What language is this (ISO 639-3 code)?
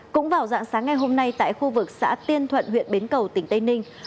vie